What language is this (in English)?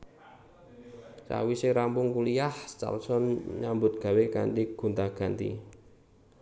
Javanese